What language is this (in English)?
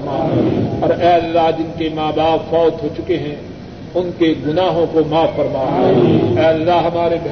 Urdu